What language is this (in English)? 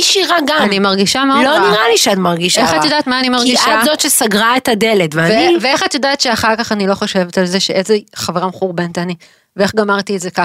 Hebrew